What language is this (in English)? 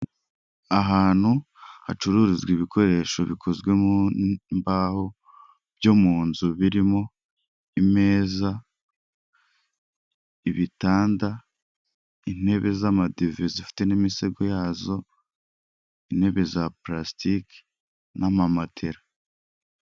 Kinyarwanda